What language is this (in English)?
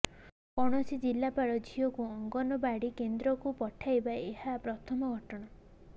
Odia